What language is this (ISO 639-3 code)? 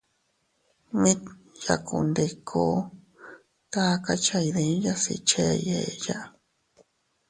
cut